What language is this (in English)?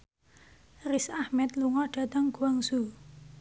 Javanese